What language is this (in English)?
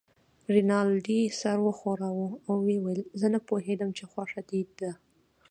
Pashto